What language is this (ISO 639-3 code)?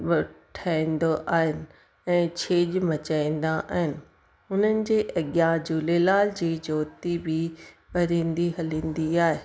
snd